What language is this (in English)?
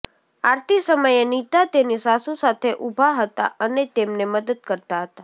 Gujarati